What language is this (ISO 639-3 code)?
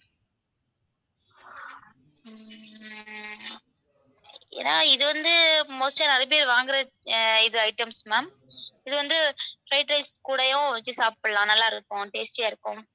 tam